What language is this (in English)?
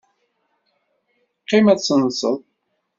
Kabyle